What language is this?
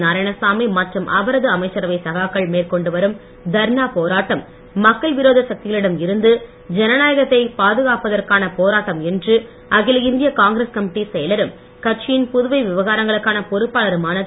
Tamil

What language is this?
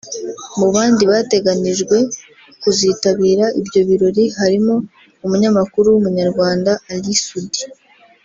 Kinyarwanda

